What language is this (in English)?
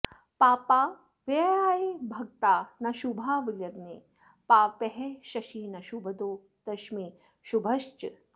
Sanskrit